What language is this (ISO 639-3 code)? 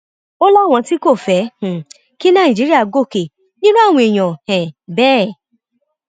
yor